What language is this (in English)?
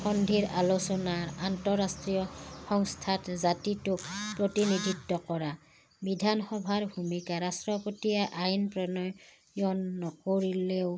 Assamese